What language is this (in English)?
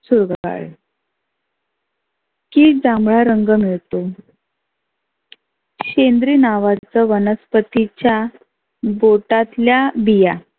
Marathi